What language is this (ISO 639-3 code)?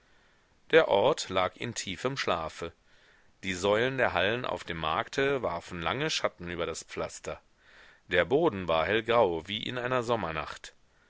deu